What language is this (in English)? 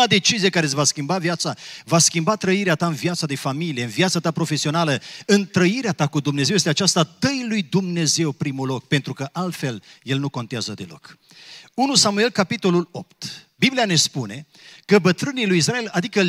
Romanian